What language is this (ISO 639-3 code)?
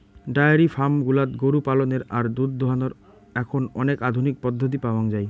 ben